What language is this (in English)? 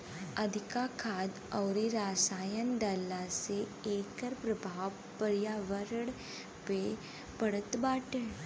Bhojpuri